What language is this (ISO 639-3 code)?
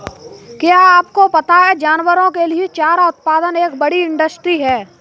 hin